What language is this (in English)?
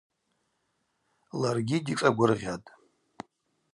Abaza